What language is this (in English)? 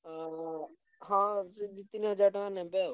Odia